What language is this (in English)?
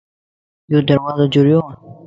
Lasi